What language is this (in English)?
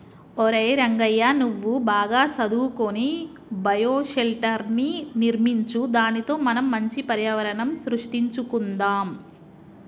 Telugu